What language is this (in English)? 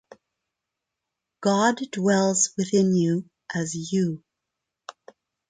English